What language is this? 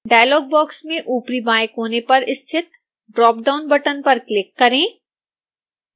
Hindi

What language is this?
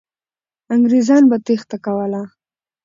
Pashto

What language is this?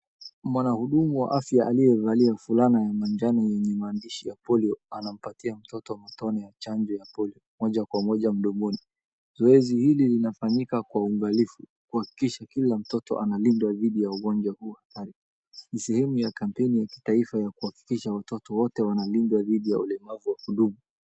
Swahili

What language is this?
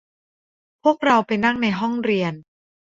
Thai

